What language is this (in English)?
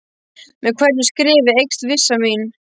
Icelandic